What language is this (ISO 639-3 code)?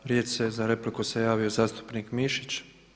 hrv